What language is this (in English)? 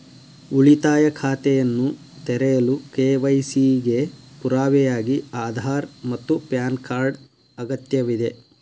Kannada